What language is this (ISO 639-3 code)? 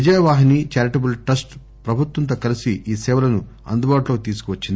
tel